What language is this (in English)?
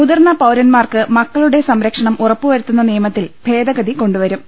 Malayalam